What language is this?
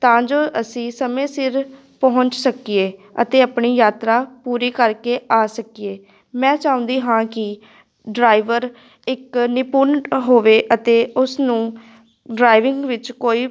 Punjabi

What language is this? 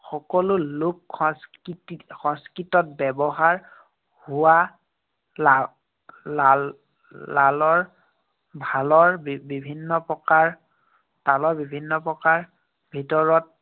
Assamese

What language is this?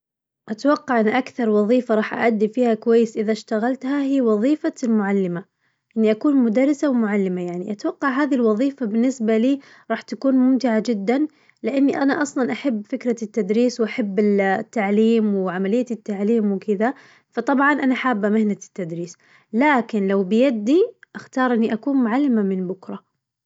Najdi Arabic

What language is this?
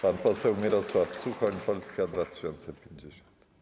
Polish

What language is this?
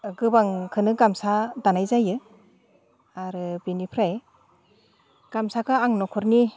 Bodo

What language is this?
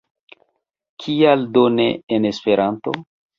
Esperanto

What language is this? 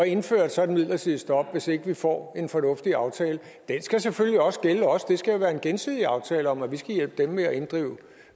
Danish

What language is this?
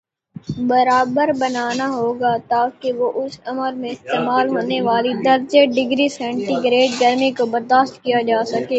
Urdu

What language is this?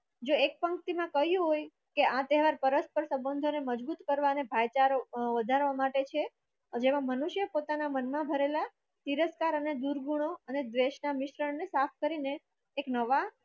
Gujarati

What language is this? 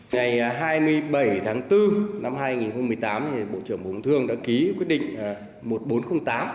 Vietnamese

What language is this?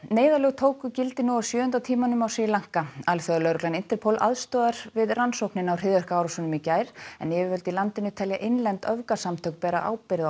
Icelandic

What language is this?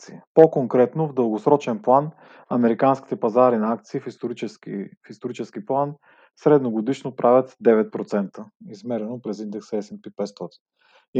Bulgarian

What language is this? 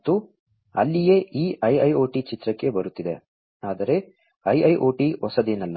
Kannada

